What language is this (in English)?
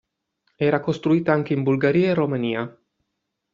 Italian